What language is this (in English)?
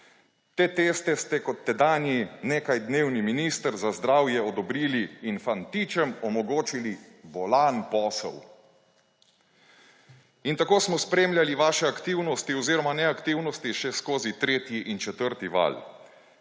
Slovenian